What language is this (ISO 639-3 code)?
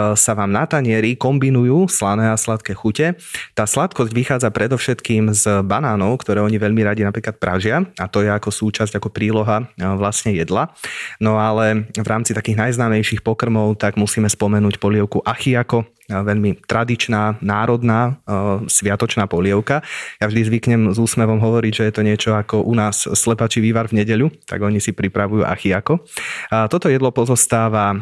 slk